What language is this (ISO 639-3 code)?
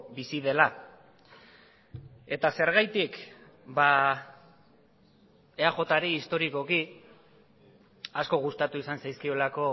eus